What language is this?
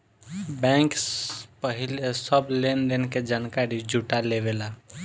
Bhojpuri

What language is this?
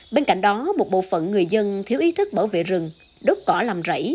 Vietnamese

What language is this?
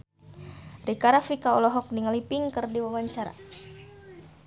Sundanese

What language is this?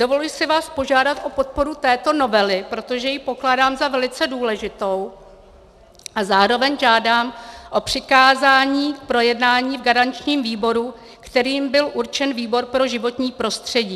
Czech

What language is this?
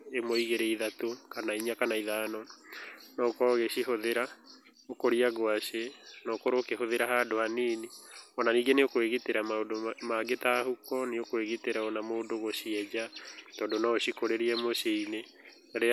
Kikuyu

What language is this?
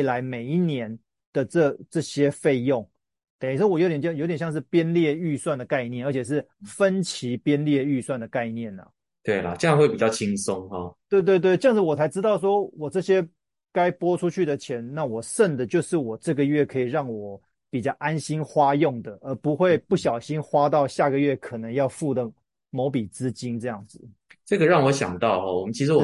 Chinese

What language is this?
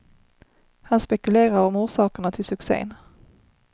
Swedish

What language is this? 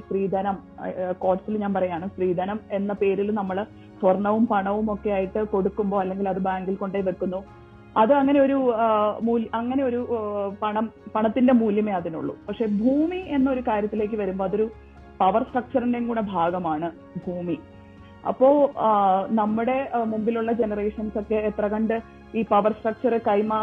Malayalam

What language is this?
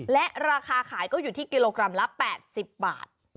Thai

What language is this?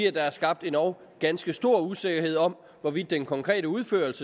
Danish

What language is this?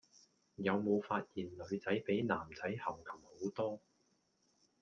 Cantonese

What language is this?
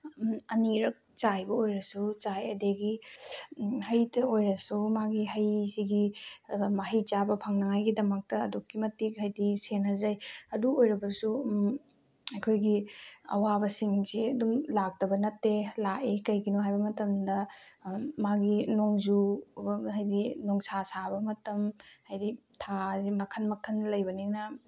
Manipuri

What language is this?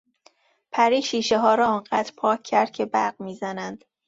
Persian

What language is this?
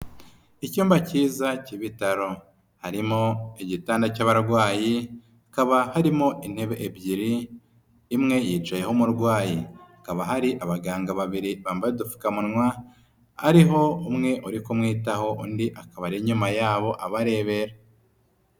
Kinyarwanda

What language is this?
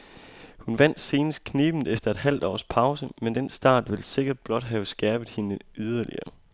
Danish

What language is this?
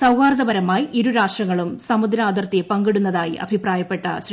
Malayalam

